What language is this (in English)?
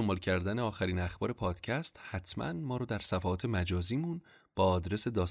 Persian